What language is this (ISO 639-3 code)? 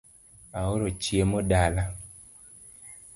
luo